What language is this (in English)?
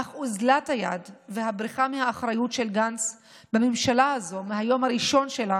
Hebrew